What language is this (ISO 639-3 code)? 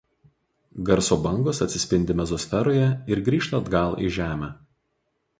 lit